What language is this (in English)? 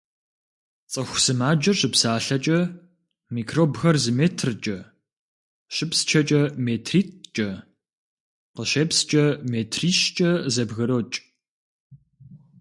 Kabardian